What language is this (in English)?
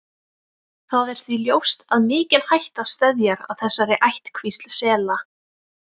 Icelandic